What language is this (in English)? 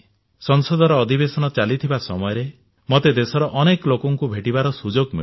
Odia